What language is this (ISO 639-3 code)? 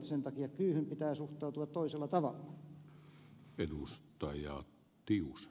fin